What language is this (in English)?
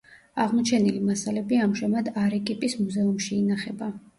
Georgian